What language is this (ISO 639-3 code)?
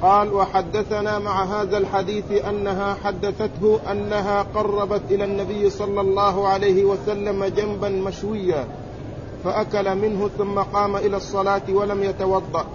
ara